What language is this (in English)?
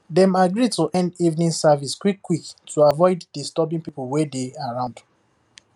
Nigerian Pidgin